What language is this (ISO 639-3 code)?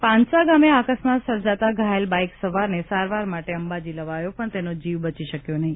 guj